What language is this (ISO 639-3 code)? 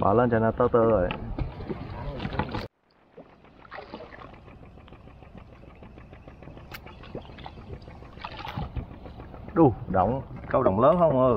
vie